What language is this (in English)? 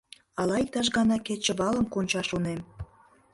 Mari